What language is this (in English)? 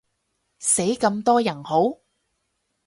Cantonese